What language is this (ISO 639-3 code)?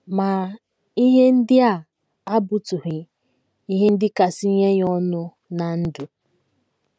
ibo